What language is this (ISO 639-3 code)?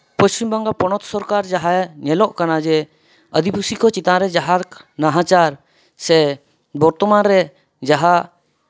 sat